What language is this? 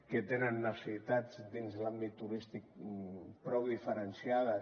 Catalan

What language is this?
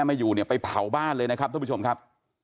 Thai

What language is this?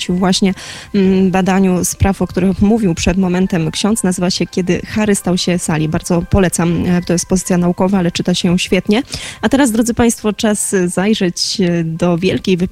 Polish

